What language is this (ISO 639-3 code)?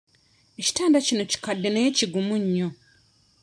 lug